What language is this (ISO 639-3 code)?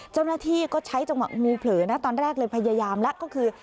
tha